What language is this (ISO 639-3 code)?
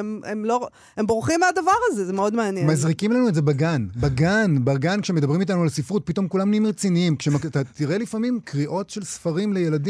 heb